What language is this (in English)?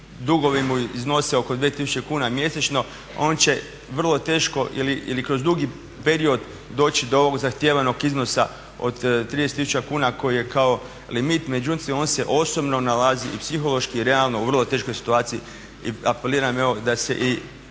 Croatian